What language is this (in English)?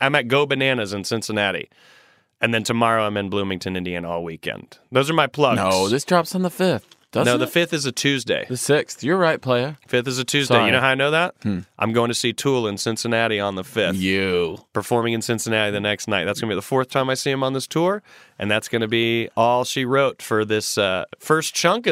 English